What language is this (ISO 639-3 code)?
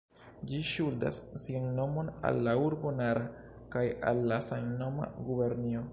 epo